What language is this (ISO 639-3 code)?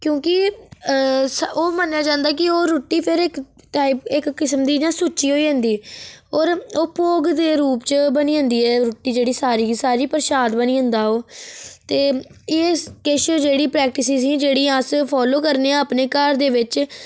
doi